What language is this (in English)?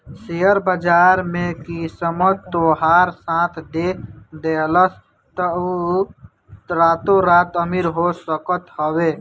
Bhojpuri